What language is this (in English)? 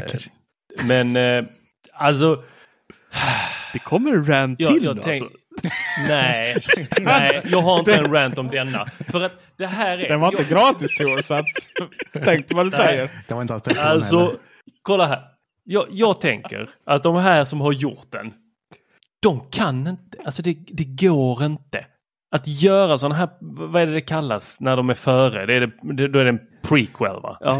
Swedish